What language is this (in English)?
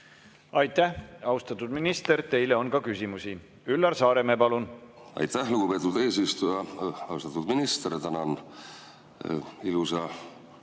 Estonian